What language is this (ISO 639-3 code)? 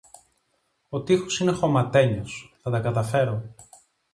ell